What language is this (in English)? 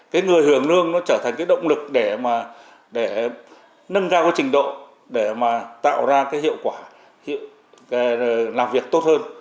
Vietnamese